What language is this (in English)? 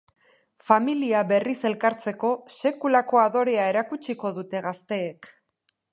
Basque